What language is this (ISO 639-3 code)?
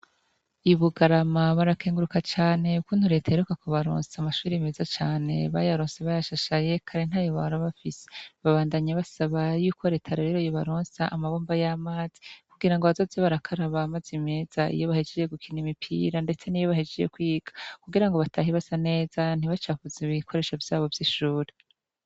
run